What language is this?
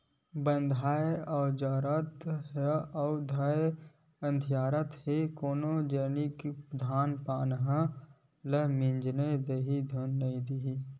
Chhattisgarhi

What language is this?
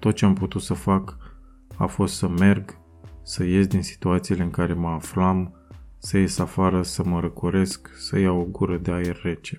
Romanian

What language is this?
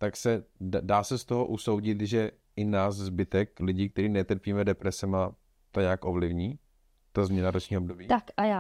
Czech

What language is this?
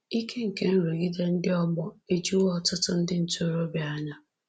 Igbo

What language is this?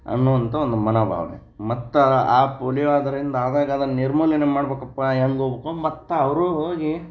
Kannada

